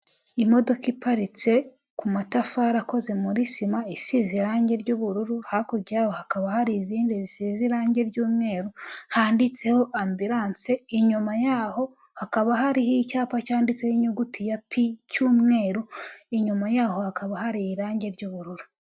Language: Kinyarwanda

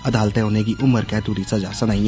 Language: Dogri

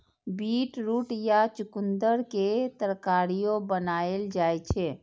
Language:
Maithili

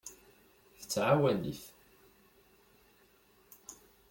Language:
Kabyle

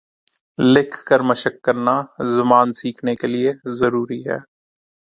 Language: Urdu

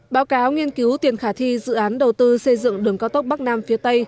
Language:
Vietnamese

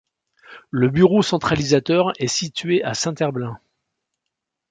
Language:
French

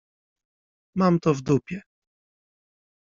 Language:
Polish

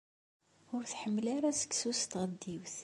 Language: Kabyle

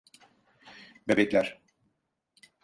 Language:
Turkish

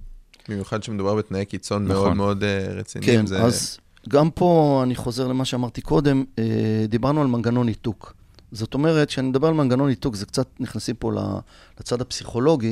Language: Hebrew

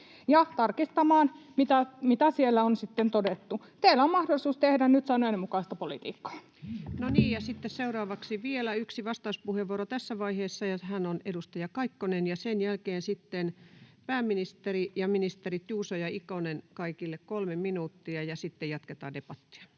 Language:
Finnish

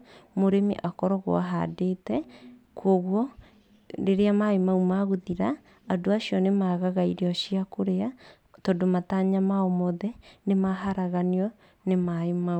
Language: Kikuyu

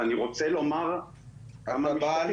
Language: Hebrew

